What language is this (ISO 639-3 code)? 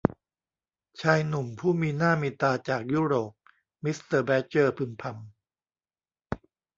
tha